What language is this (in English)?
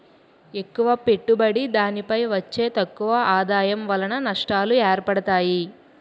Telugu